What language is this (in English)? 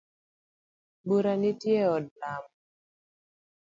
Luo (Kenya and Tanzania)